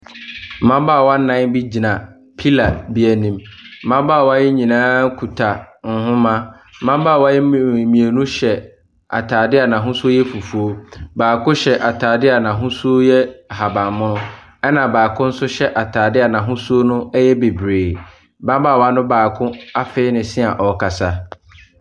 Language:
Akan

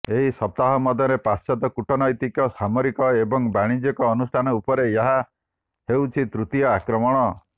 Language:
Odia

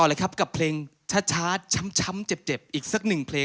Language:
Thai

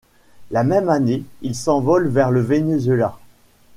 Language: French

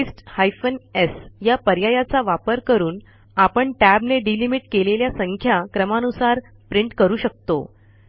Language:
Marathi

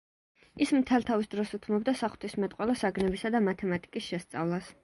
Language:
Georgian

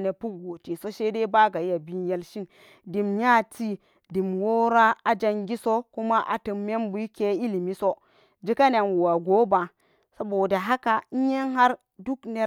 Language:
Samba Daka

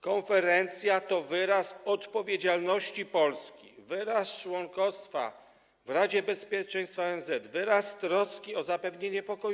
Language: Polish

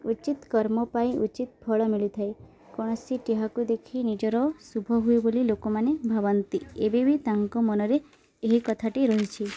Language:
Odia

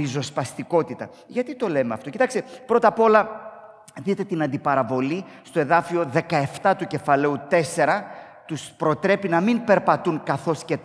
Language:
Greek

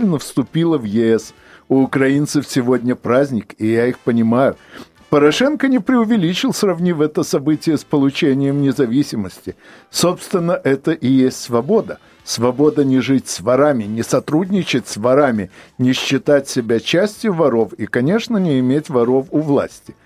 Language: Russian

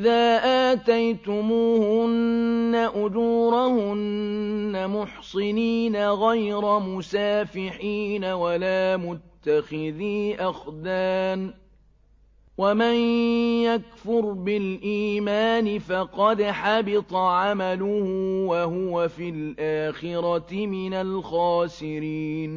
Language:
Arabic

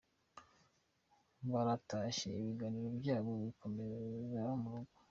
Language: Kinyarwanda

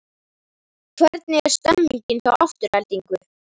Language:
Icelandic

